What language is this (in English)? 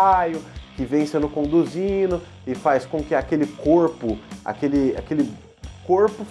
Portuguese